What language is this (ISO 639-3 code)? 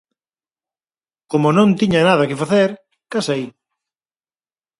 glg